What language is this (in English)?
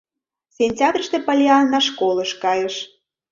Mari